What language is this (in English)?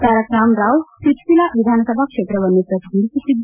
Kannada